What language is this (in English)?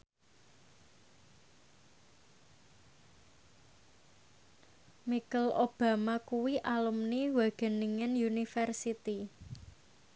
Javanese